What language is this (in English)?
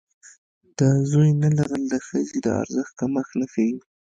Pashto